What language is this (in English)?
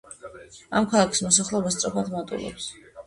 Georgian